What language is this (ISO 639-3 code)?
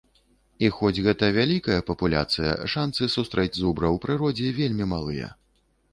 bel